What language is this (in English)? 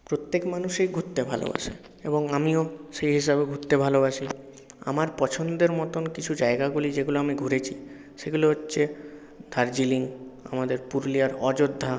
Bangla